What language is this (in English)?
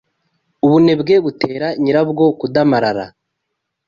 Kinyarwanda